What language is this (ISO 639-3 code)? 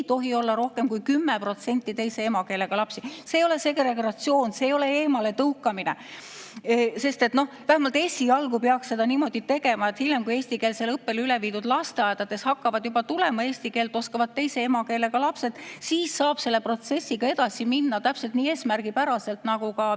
est